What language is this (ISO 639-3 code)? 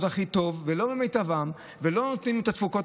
heb